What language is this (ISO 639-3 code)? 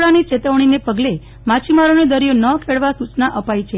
guj